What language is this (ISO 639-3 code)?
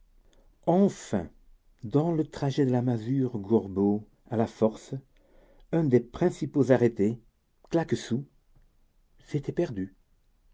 fra